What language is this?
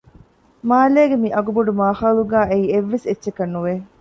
Divehi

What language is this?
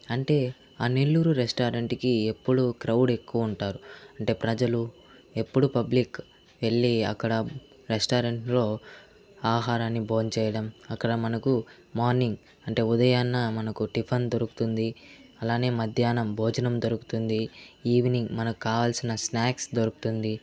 Telugu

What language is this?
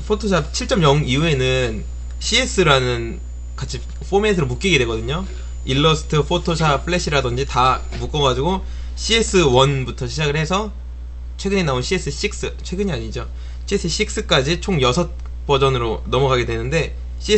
Korean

